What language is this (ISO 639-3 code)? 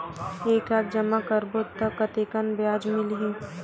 hne